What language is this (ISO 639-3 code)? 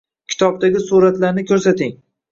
uzb